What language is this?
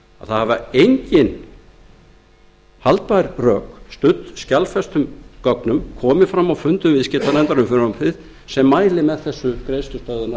Icelandic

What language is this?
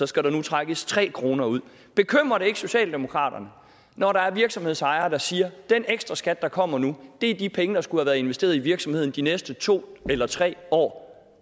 Danish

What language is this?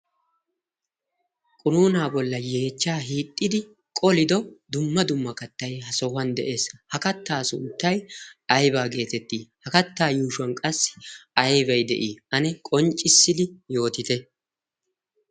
Wolaytta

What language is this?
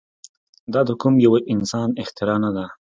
Pashto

